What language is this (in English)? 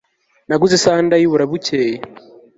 Kinyarwanda